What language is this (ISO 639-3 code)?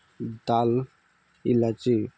asm